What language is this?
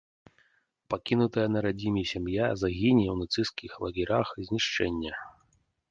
Belarusian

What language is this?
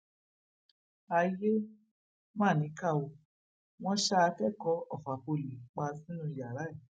Yoruba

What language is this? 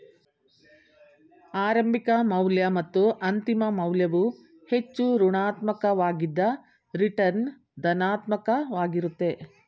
Kannada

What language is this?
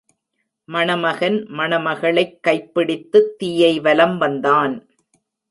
Tamil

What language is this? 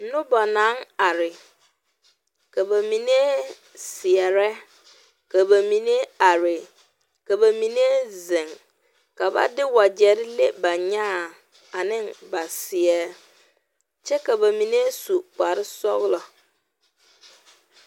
Southern Dagaare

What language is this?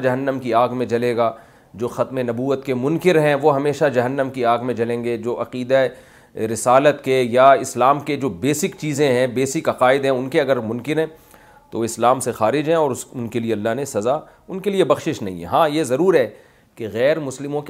Urdu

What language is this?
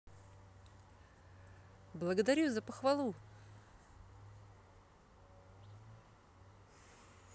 Russian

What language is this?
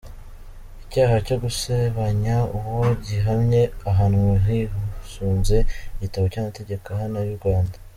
Kinyarwanda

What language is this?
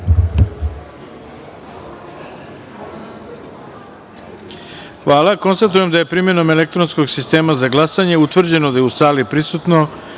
Serbian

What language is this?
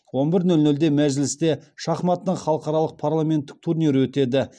Kazakh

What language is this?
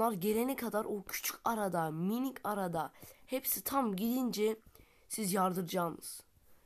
Turkish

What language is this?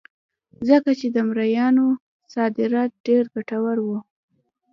Pashto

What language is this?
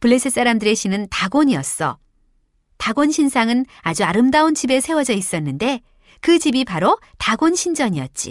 Korean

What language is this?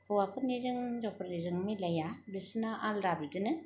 Bodo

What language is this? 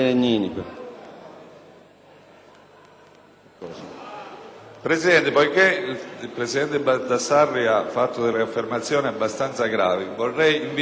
Italian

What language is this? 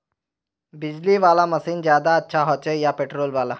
Magahi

